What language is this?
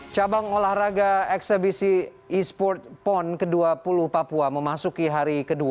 Indonesian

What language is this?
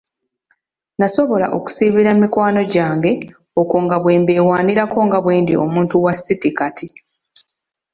Ganda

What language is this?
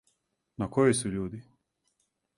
Serbian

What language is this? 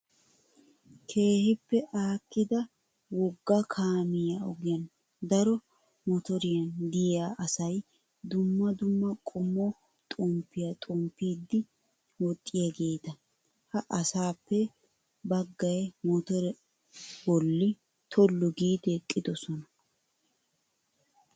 Wolaytta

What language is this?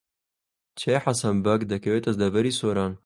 Central Kurdish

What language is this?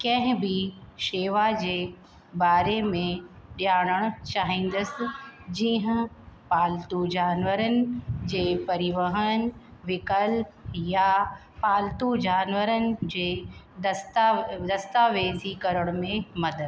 Sindhi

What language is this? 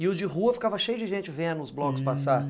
Portuguese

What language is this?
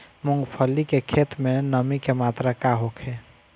Bhojpuri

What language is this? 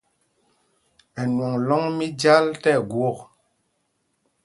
Mpumpong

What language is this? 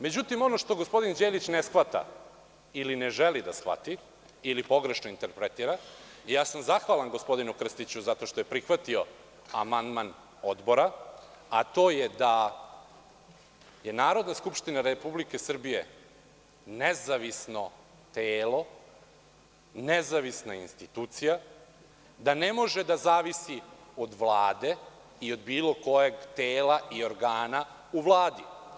Serbian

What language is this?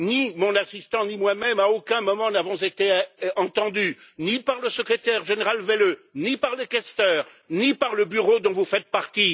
French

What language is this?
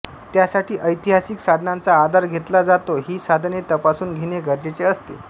Marathi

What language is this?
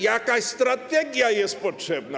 Polish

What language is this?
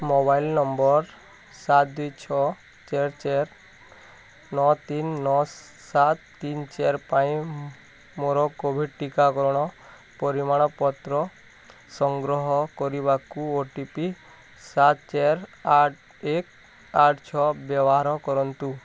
Odia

